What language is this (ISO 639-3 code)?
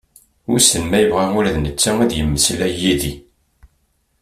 kab